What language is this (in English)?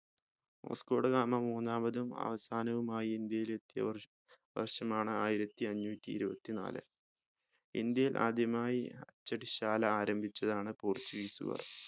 Malayalam